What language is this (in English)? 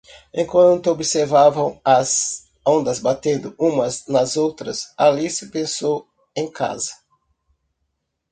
Portuguese